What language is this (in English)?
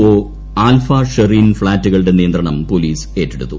Malayalam